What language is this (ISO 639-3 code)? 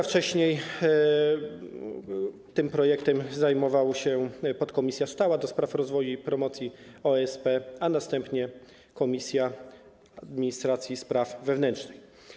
pol